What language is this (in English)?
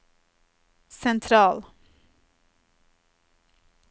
Norwegian